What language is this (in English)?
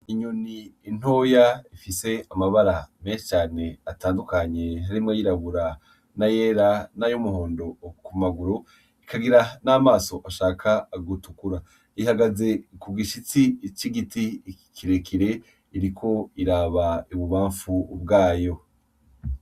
Rundi